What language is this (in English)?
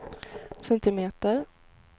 Swedish